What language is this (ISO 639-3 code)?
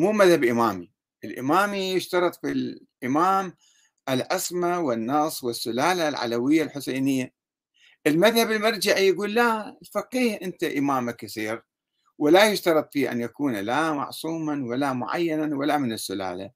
ara